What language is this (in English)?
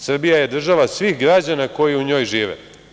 Serbian